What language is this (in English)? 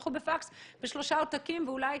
Hebrew